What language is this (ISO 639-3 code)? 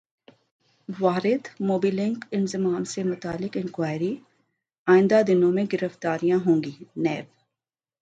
urd